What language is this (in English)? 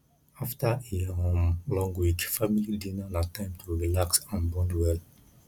Nigerian Pidgin